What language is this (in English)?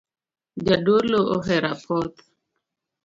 Luo (Kenya and Tanzania)